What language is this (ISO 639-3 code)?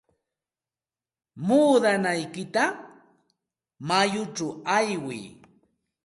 qxt